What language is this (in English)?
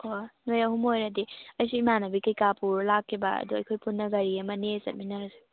Manipuri